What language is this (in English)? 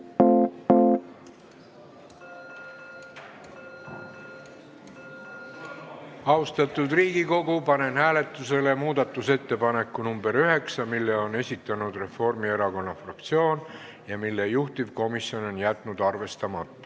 Estonian